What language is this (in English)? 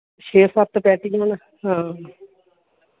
Dogri